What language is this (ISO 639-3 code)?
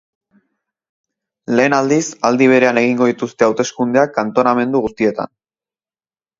eus